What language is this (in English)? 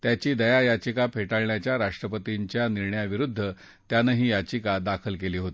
Marathi